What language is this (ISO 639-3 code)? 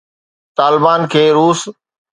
snd